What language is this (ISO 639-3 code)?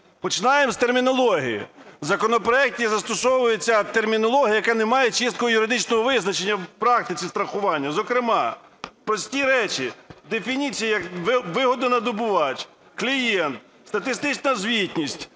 ukr